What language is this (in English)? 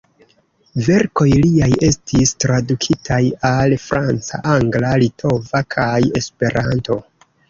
Esperanto